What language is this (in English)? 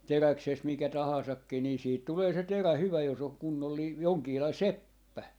Finnish